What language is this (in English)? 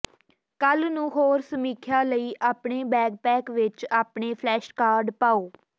Punjabi